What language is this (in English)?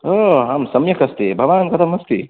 Sanskrit